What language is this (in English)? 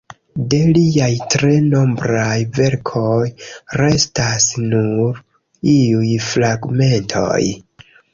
Esperanto